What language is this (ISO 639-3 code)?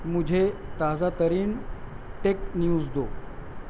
urd